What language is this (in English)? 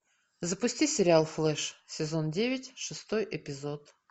Russian